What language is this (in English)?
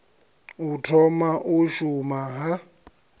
Venda